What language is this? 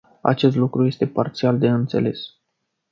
Romanian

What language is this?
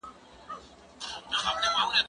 Pashto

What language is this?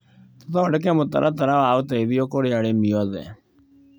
Kikuyu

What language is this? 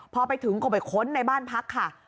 Thai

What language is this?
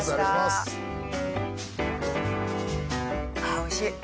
Japanese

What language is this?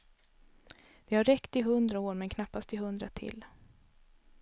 Swedish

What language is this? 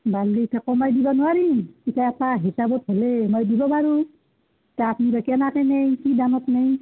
Assamese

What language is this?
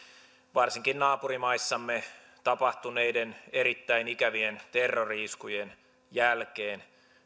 Finnish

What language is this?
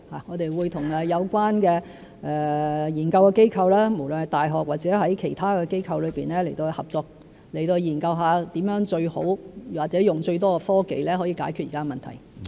Cantonese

